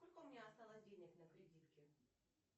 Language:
Russian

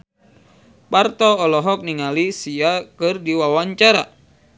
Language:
Sundanese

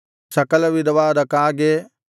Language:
Kannada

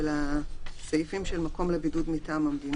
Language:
Hebrew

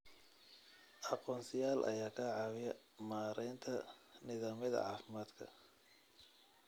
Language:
Somali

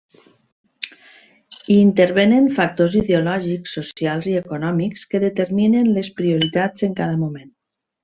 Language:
Catalan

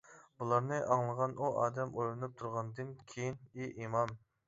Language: Uyghur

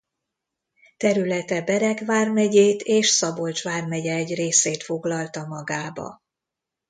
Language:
Hungarian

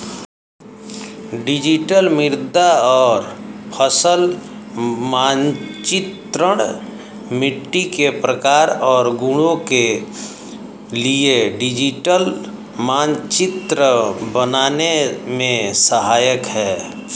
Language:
Hindi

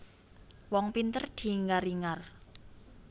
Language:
Javanese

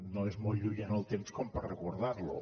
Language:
Catalan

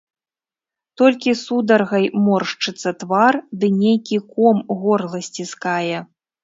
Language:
Belarusian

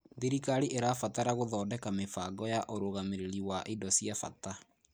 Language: Kikuyu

